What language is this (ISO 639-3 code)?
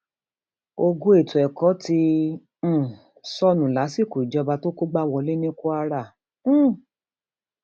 yor